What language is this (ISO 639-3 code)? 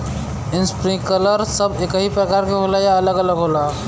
bho